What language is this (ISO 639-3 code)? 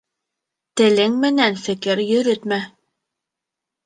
bak